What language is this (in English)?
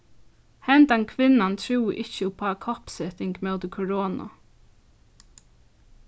Faroese